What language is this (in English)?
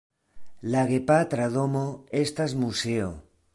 Esperanto